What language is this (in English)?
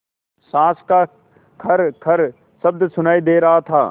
Hindi